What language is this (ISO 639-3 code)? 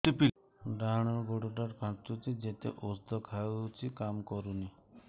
ori